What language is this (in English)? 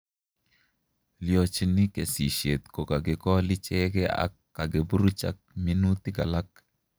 Kalenjin